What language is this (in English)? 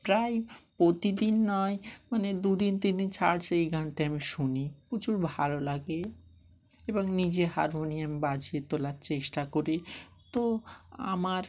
Bangla